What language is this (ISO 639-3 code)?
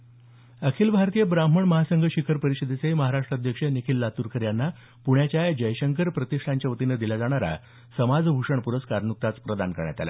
mar